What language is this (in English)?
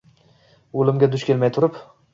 Uzbek